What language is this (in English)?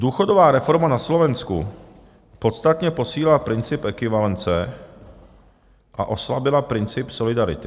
Czech